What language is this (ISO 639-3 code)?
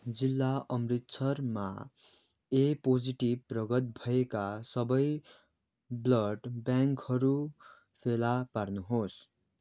nep